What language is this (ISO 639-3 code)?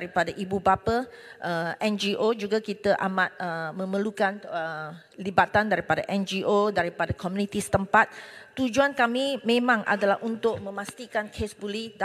msa